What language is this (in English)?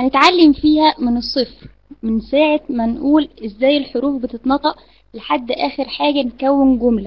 Arabic